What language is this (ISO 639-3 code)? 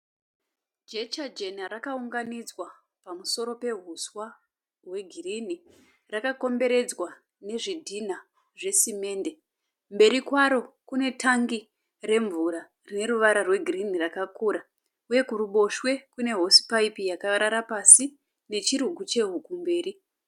sna